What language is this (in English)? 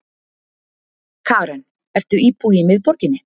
Icelandic